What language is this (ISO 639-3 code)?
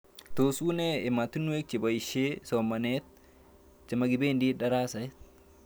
kln